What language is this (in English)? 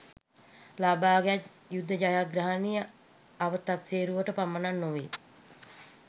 Sinhala